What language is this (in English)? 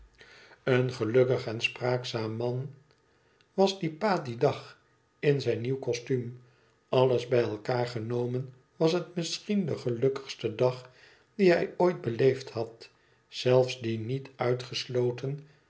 Dutch